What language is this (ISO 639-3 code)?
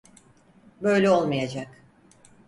tur